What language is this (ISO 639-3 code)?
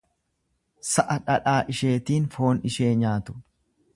orm